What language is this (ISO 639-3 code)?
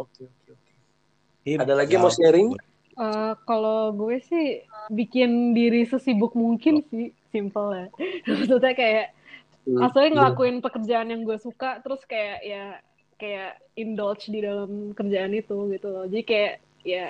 ind